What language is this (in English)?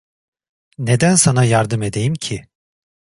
Turkish